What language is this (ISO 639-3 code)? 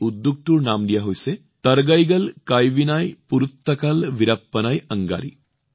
asm